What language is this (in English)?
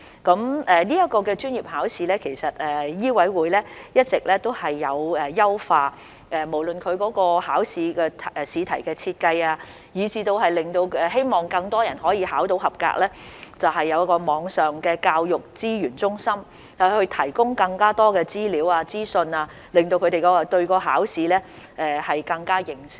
Cantonese